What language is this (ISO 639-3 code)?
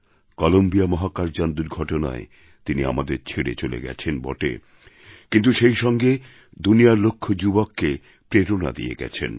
ben